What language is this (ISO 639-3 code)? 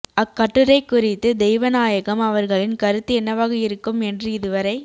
tam